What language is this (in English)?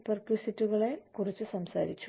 Malayalam